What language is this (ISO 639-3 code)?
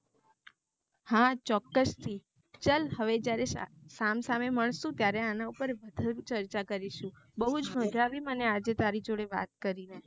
guj